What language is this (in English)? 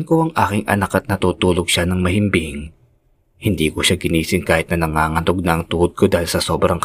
Filipino